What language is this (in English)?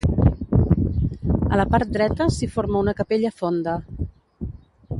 Catalan